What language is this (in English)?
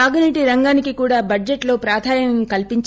Telugu